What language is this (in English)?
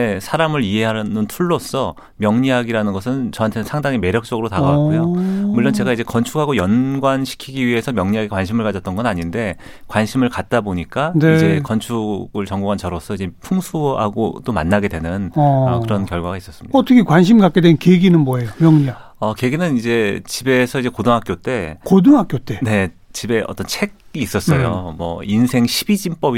Korean